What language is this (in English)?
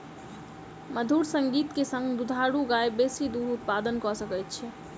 Maithili